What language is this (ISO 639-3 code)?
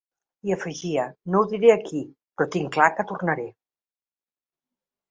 cat